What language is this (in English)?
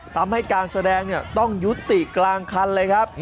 Thai